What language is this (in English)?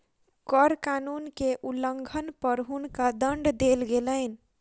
Maithili